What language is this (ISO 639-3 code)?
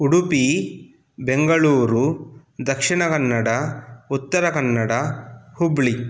san